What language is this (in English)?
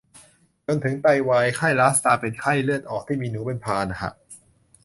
Thai